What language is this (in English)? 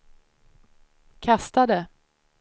Swedish